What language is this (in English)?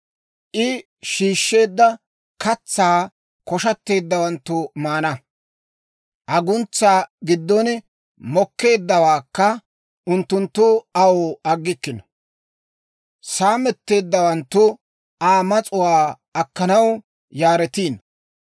Dawro